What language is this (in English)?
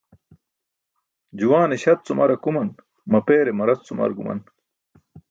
Burushaski